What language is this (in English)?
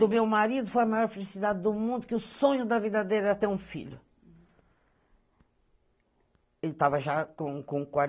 Portuguese